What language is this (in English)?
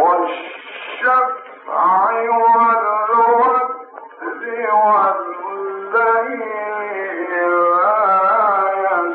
Arabic